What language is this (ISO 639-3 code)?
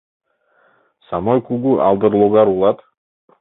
chm